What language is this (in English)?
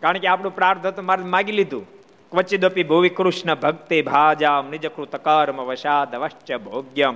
Gujarati